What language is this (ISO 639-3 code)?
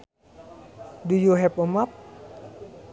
sun